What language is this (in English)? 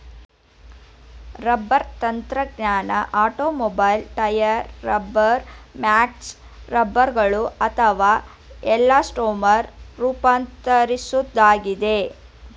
Kannada